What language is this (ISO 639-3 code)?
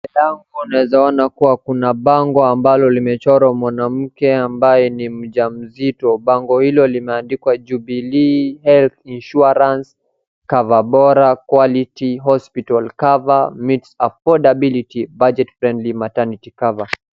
swa